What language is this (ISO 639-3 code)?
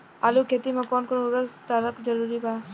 bho